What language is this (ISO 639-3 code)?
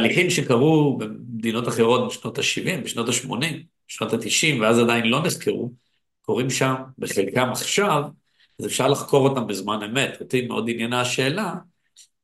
heb